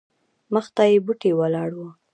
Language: Pashto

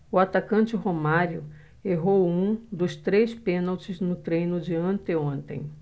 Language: Portuguese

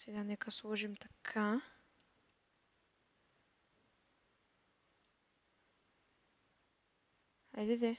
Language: Bulgarian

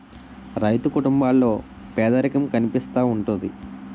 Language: Telugu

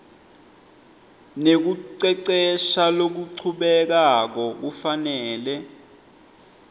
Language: Swati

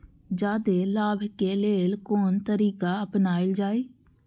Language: Maithili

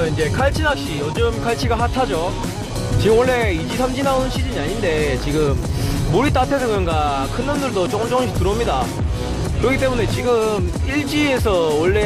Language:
Korean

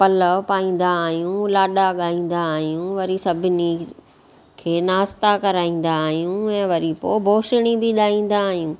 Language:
Sindhi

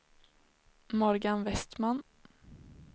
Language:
Swedish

